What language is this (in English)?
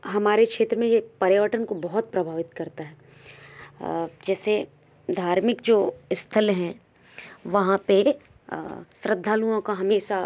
Hindi